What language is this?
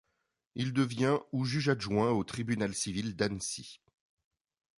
French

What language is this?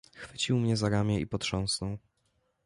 Polish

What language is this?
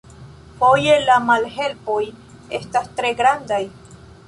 Esperanto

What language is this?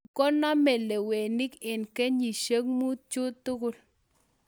Kalenjin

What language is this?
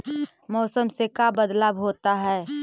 Magahi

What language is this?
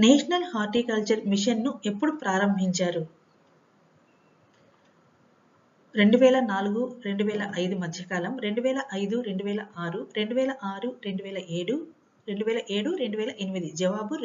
Telugu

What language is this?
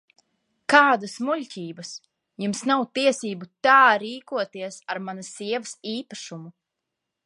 Latvian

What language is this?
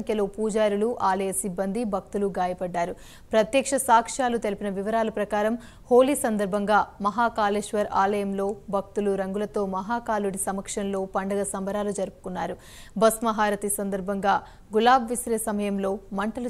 Telugu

